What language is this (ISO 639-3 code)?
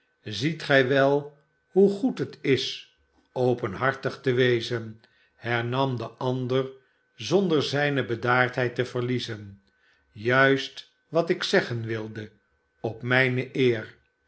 nld